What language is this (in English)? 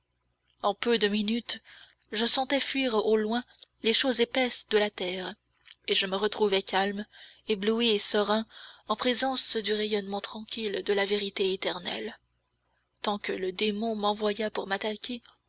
French